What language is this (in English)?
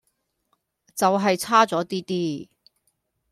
Cantonese